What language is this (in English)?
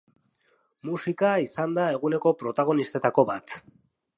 Basque